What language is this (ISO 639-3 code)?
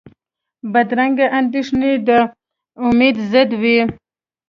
pus